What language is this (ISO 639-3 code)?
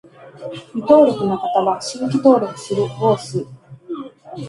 jpn